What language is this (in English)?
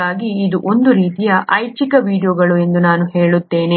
Kannada